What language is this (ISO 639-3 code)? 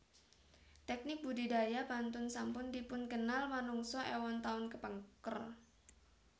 jav